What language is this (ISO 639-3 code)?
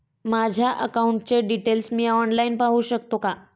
mar